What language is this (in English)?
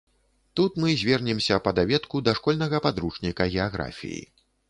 Belarusian